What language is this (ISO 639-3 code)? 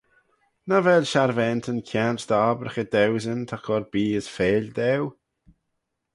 glv